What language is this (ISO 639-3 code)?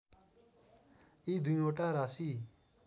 nep